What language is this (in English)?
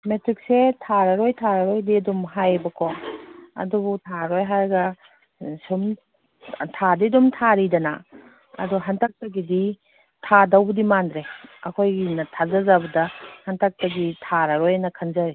Manipuri